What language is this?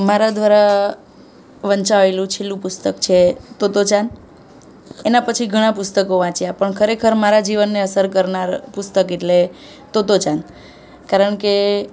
Gujarati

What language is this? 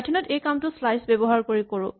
Assamese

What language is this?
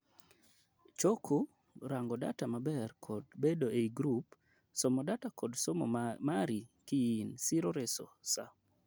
Luo (Kenya and Tanzania)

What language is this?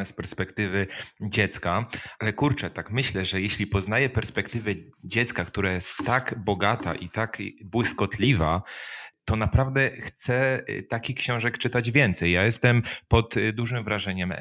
Polish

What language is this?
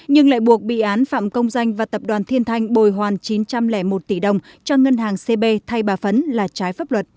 Vietnamese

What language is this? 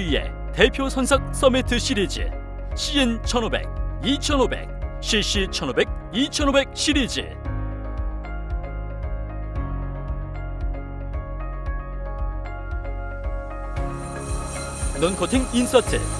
Korean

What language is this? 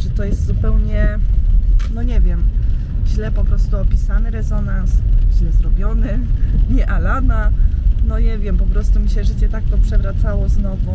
Polish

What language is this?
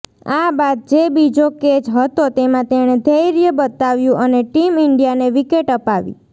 Gujarati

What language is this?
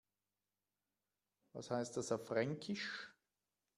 German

